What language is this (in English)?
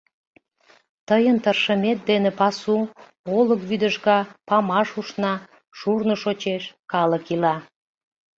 Mari